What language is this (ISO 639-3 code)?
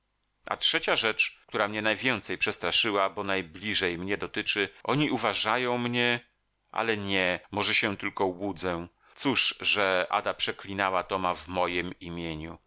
pol